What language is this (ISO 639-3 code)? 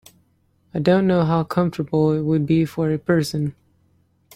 eng